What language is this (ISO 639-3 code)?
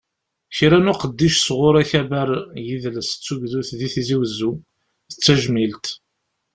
kab